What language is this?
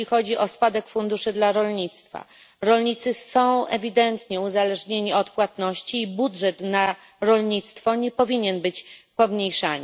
Polish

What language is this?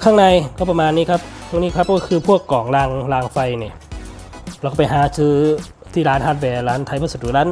Thai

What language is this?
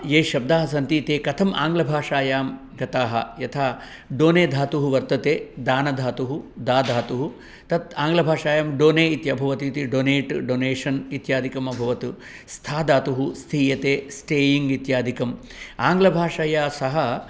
Sanskrit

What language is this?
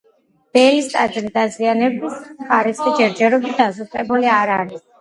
Georgian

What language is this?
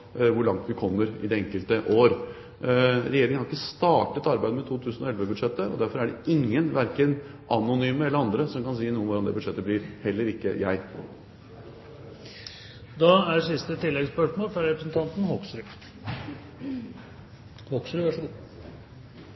Norwegian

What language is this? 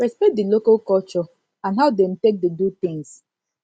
Nigerian Pidgin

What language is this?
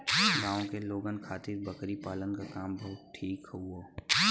Bhojpuri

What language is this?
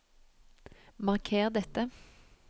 Norwegian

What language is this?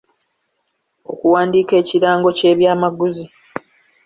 Ganda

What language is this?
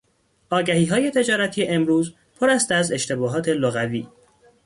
Persian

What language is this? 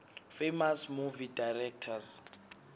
Swati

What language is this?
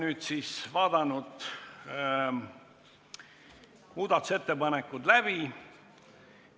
Estonian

